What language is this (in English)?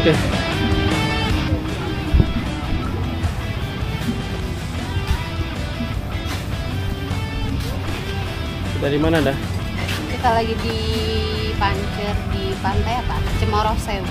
Indonesian